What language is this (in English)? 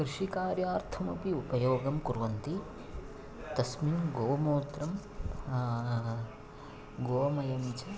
Sanskrit